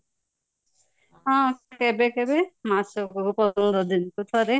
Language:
Odia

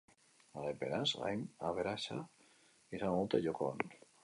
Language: Basque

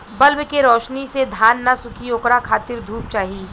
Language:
Bhojpuri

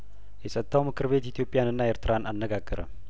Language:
Amharic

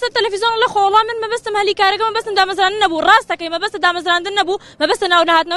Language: Arabic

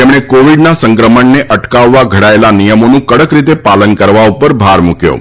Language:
Gujarati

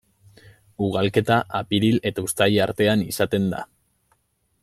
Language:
Basque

